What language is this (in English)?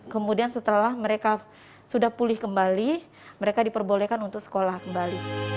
Indonesian